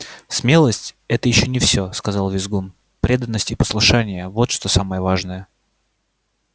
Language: Russian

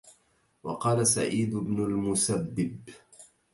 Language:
Arabic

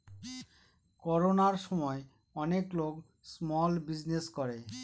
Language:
Bangla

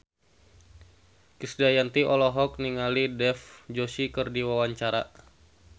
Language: Sundanese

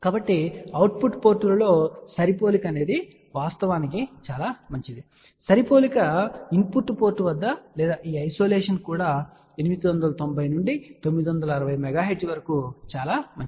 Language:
Telugu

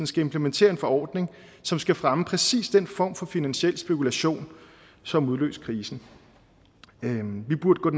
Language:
Danish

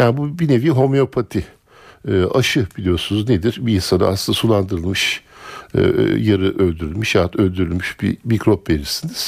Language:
Turkish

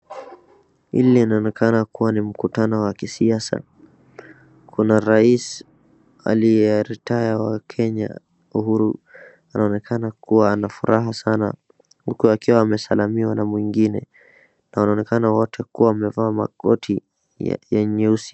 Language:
Swahili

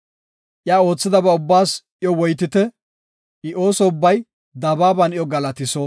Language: Gofa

